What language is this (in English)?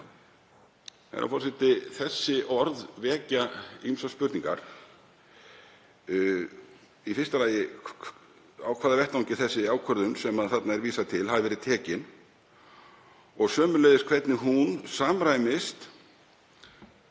Icelandic